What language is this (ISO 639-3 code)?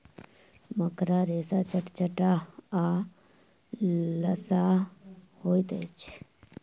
mai